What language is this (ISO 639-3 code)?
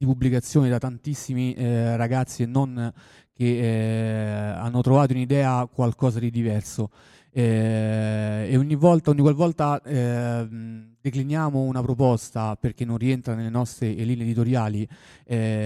ita